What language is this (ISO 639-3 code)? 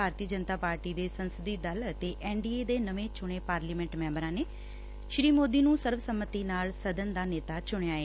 pan